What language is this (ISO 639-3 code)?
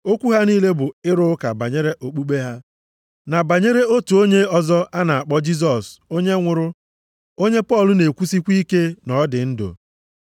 ibo